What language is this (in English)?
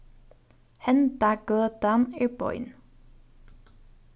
Faroese